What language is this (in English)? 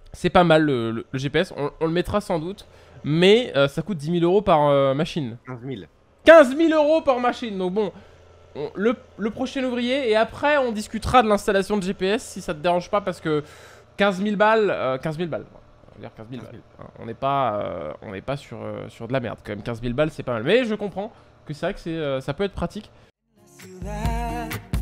French